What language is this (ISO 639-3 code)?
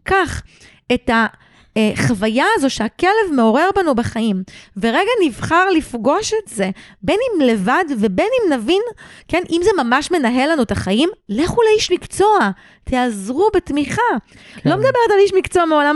heb